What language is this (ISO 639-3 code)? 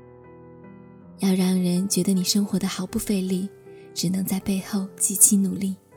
zho